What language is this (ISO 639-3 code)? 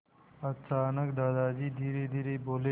hin